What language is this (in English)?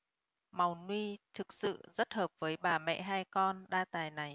Vietnamese